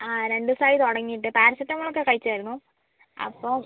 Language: Malayalam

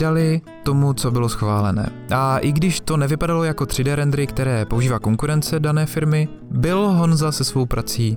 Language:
Czech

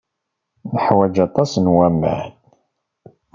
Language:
Kabyle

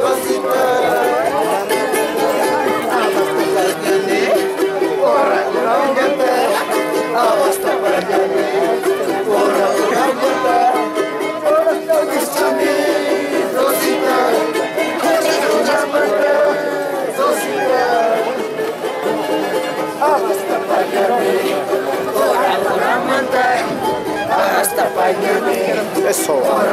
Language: Arabic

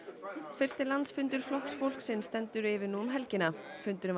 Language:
Icelandic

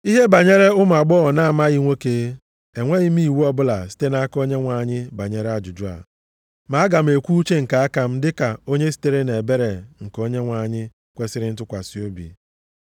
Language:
Igbo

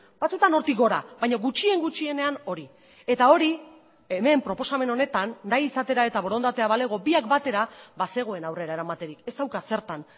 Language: Basque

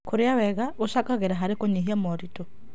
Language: Kikuyu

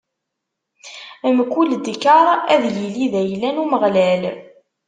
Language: Kabyle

